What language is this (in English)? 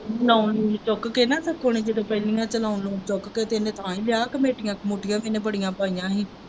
Punjabi